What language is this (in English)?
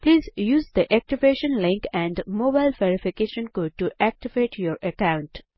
Nepali